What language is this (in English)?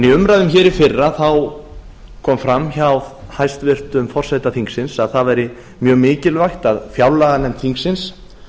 Icelandic